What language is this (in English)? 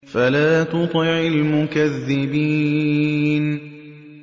Arabic